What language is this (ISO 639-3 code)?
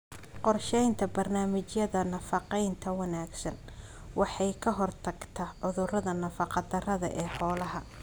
som